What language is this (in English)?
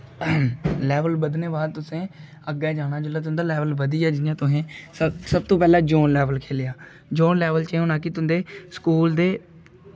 Dogri